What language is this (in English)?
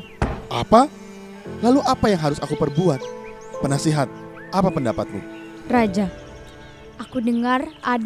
Indonesian